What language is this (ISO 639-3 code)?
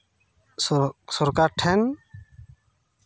sat